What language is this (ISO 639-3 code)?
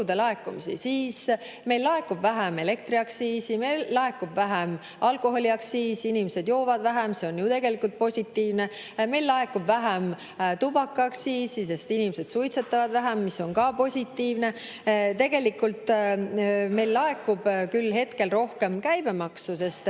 est